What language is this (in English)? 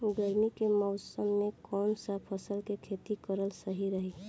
Bhojpuri